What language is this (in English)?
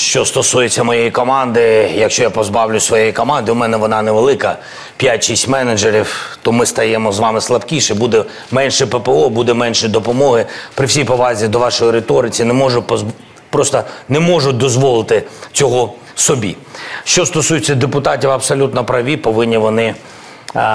Ukrainian